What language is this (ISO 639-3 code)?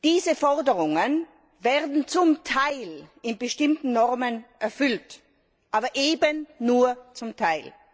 deu